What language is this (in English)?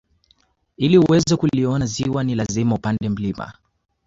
Swahili